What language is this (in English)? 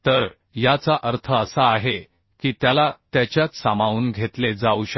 Marathi